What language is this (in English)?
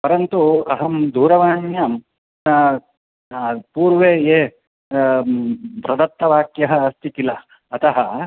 Sanskrit